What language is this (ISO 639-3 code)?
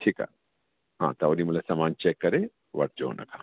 snd